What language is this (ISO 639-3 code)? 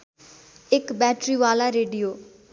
nep